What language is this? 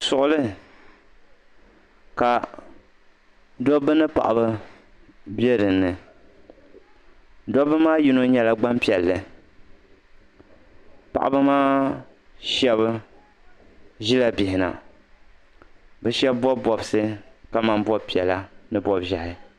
Dagbani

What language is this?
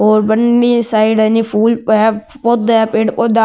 Marwari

